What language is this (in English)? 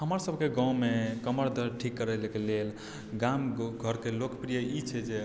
Maithili